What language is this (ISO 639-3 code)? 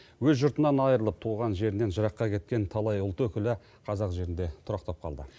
kaz